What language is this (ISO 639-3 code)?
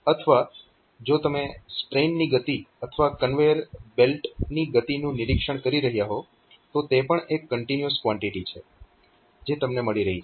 guj